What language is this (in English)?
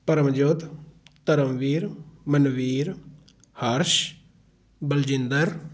Punjabi